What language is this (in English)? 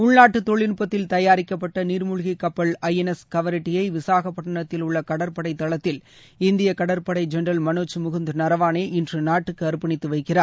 Tamil